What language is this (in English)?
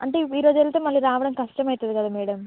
Telugu